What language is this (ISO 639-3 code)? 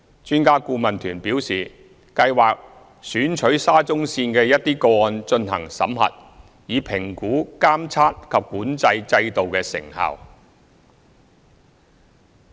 yue